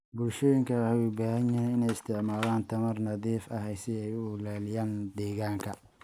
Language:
Somali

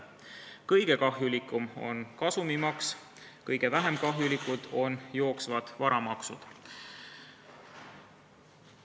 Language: Estonian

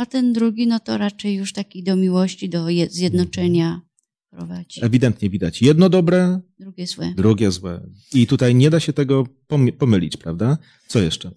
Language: Polish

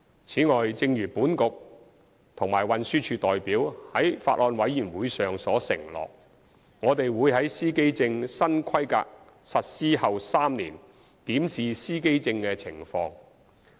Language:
Cantonese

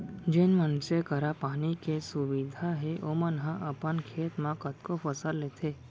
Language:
Chhattisgarhi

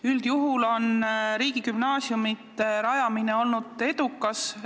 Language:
Estonian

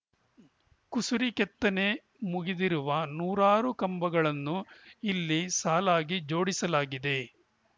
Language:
Kannada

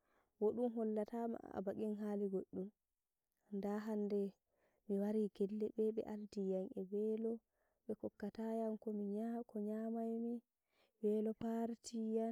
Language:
Nigerian Fulfulde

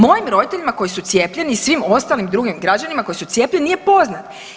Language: Croatian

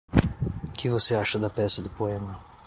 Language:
Portuguese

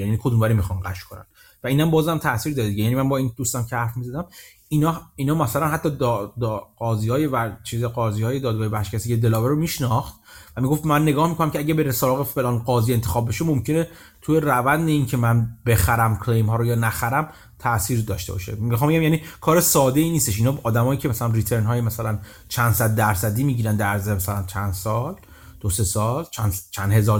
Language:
Persian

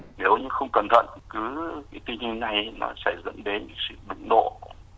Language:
Vietnamese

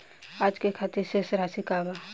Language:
Bhojpuri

